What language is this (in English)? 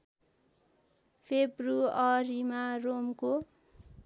Nepali